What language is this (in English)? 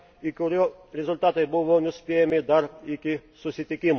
Lithuanian